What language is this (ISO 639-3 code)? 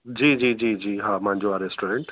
snd